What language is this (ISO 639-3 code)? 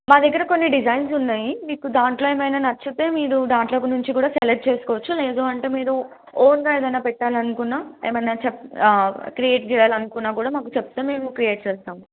tel